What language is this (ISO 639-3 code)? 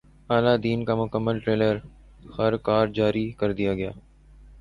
urd